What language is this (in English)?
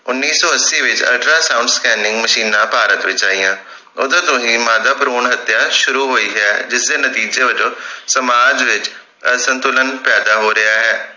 Punjabi